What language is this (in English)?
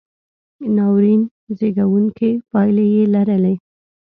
Pashto